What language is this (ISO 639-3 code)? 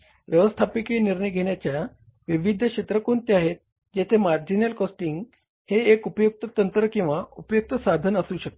mar